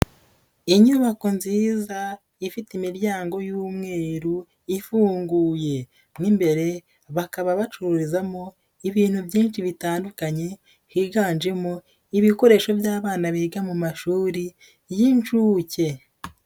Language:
Kinyarwanda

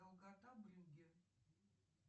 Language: Russian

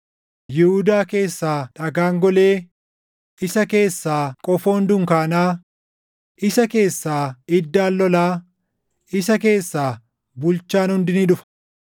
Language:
Oromo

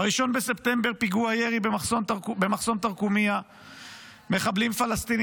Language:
Hebrew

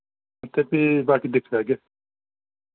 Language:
Dogri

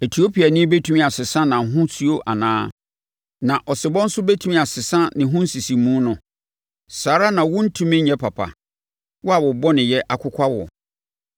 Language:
Akan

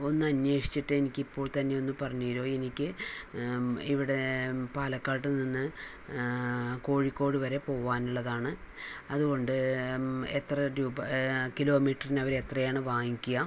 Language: Malayalam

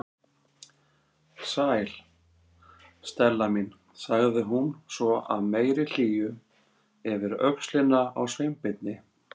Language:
Icelandic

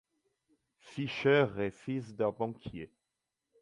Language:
French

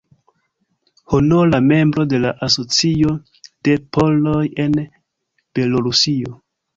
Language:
Esperanto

